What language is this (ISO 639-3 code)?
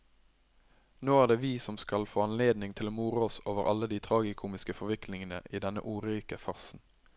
nor